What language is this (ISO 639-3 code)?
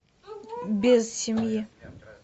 rus